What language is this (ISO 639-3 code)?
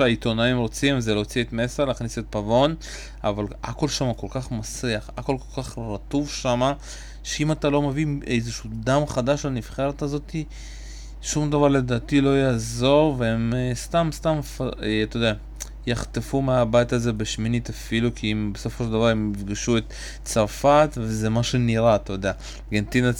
heb